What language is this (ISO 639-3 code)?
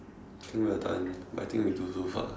eng